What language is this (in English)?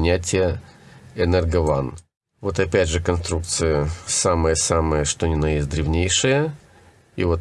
Russian